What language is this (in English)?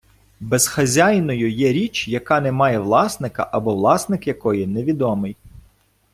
Ukrainian